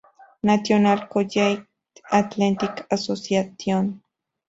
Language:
Spanish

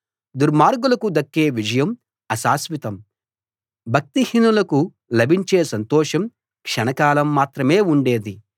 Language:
Telugu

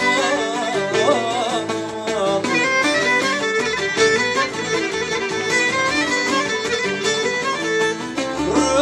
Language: Greek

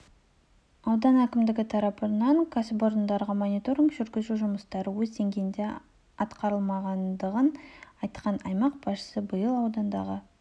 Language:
Kazakh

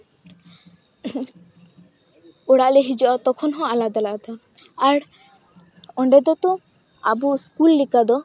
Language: Santali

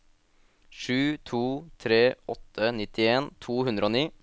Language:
Norwegian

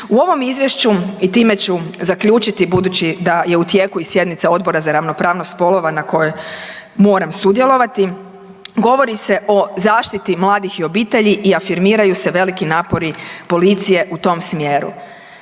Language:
Croatian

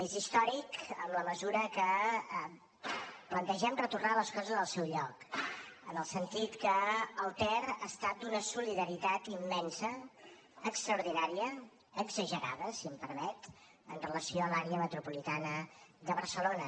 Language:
Catalan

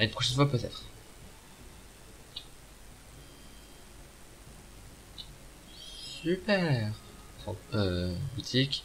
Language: French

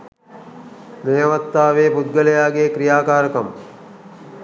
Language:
Sinhala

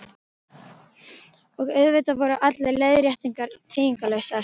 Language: Icelandic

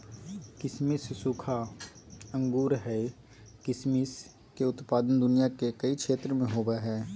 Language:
Magahi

